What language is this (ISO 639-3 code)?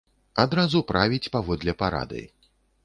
bel